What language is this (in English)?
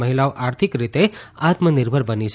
Gujarati